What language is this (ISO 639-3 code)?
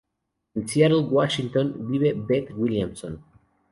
spa